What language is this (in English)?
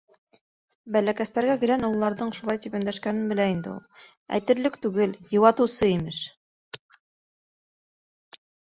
Bashkir